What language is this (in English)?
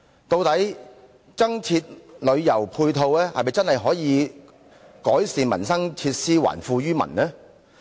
Cantonese